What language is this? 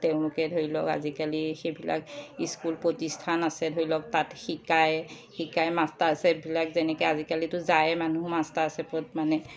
Assamese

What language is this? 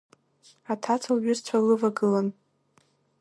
Abkhazian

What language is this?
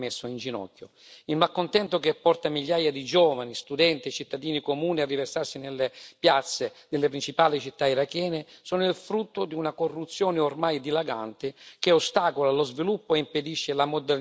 Italian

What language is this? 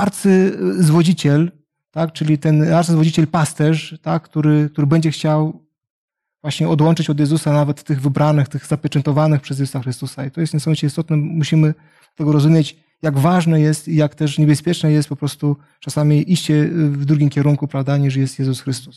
Polish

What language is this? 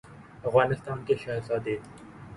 Urdu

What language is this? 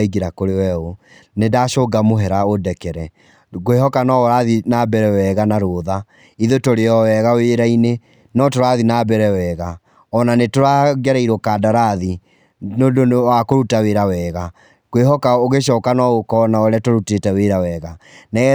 Kikuyu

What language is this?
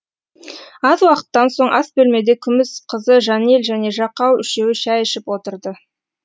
Kazakh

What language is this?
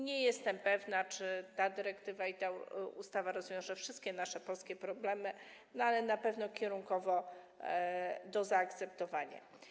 Polish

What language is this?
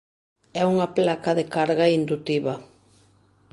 Galician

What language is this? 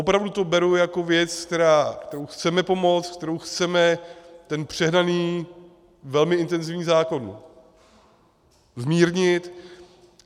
Czech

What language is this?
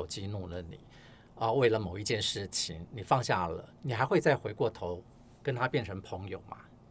Chinese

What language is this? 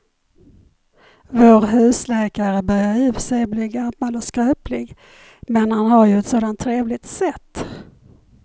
Swedish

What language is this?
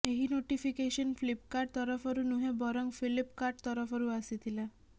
Odia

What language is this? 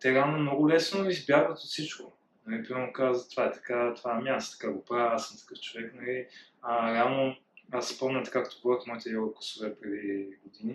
Bulgarian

